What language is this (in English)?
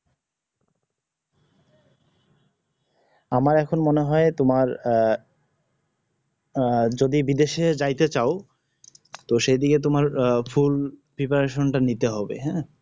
Bangla